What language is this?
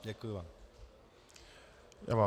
Czech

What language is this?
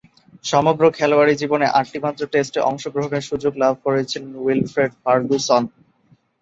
Bangla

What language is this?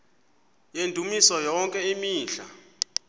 Xhosa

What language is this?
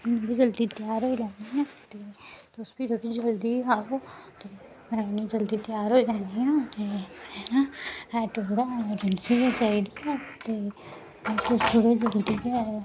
Dogri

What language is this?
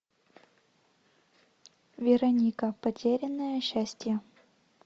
Russian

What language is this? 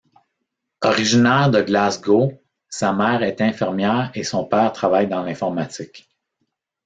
French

